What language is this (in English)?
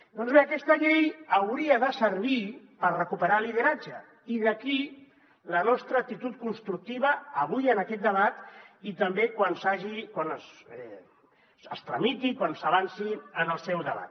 Catalan